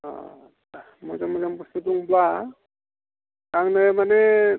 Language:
Bodo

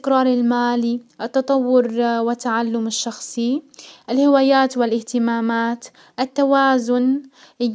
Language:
Hijazi Arabic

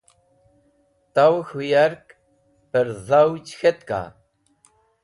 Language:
Wakhi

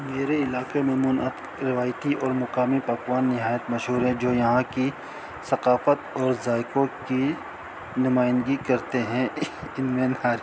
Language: Urdu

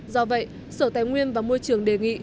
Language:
Vietnamese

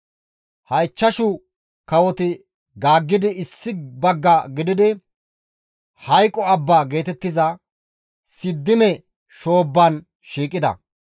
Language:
Gamo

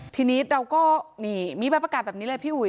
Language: Thai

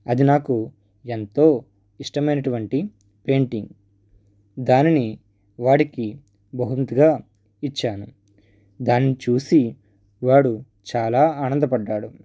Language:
Telugu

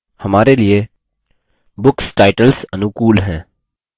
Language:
Hindi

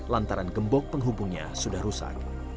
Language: Indonesian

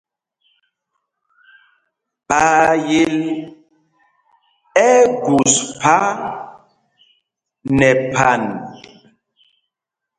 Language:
Mpumpong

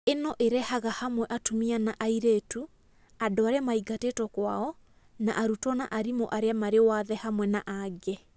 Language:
Kikuyu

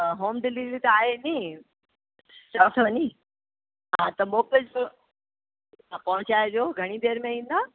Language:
Sindhi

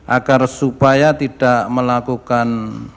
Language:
Indonesian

